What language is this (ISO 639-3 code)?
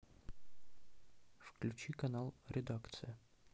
rus